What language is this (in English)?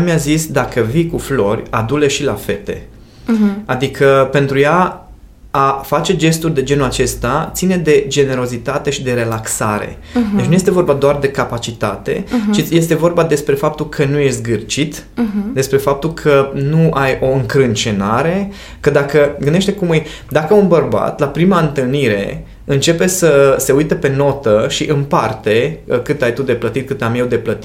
Romanian